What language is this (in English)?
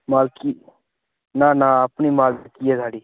Dogri